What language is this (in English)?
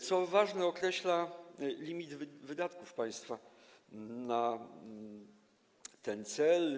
Polish